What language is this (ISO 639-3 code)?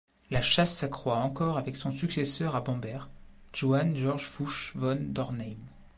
fra